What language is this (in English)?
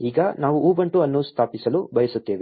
Kannada